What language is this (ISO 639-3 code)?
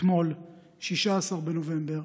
heb